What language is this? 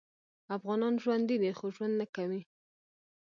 Pashto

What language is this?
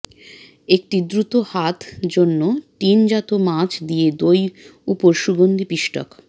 Bangla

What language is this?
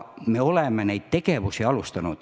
Estonian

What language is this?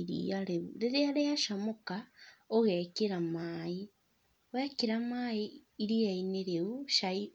Kikuyu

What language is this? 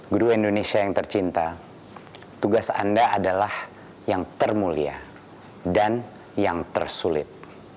Indonesian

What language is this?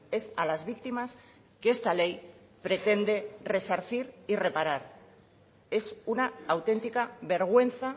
Spanish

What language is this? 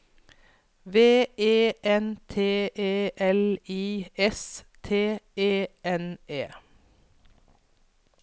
Norwegian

